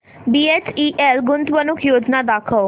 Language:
Marathi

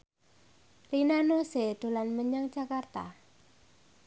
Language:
Javanese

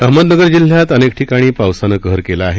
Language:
Marathi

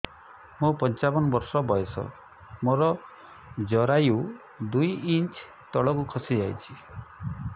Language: Odia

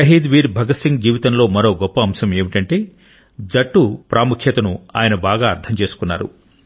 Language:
Telugu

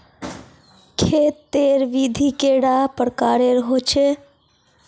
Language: Magahi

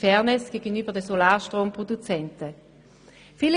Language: Swiss German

